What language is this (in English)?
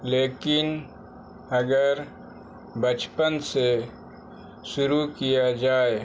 Urdu